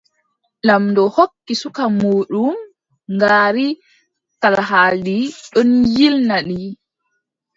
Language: Adamawa Fulfulde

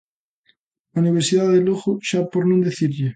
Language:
Galician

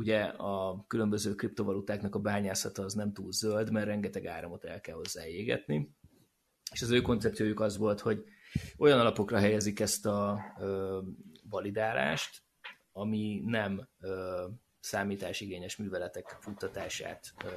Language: Hungarian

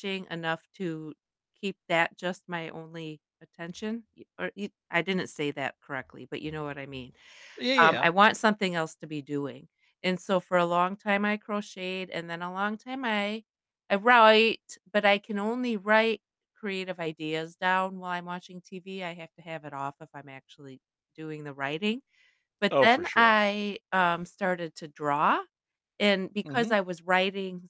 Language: English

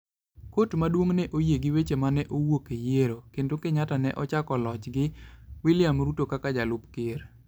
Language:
Luo (Kenya and Tanzania)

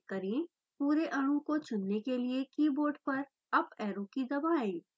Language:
Hindi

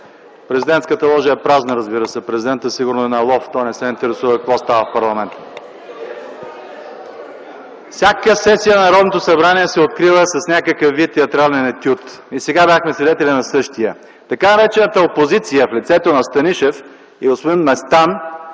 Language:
Bulgarian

